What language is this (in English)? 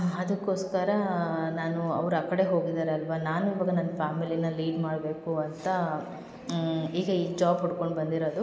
Kannada